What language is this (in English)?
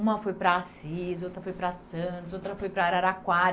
Portuguese